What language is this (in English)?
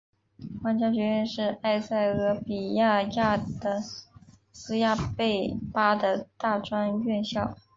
Chinese